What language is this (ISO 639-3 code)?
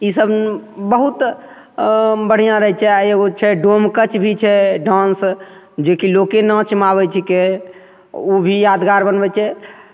mai